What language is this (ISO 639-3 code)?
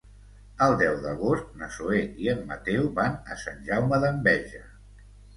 cat